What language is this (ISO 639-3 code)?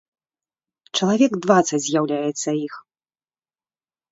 bel